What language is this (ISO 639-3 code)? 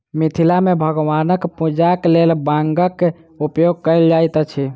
mai